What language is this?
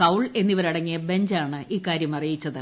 Malayalam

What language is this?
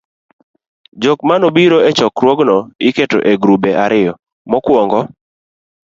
Luo (Kenya and Tanzania)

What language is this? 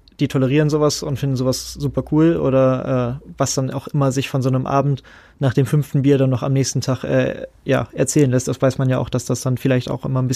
German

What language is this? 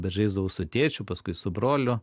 Lithuanian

